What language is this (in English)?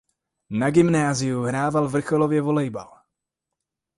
Czech